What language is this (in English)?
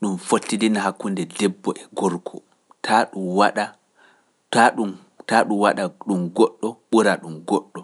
Pular